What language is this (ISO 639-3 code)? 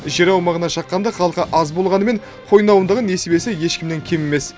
kaz